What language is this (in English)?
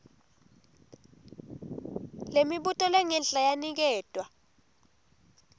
Swati